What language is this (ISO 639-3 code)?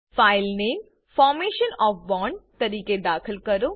guj